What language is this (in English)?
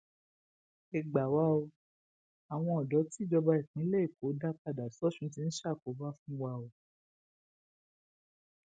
Yoruba